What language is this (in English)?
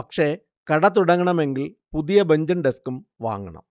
Malayalam